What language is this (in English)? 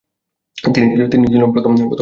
Bangla